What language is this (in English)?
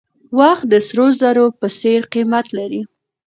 Pashto